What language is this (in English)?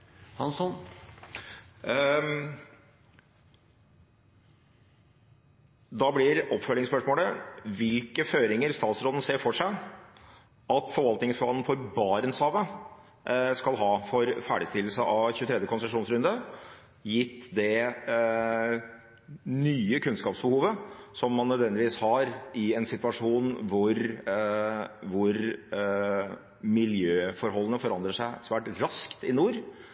Norwegian Bokmål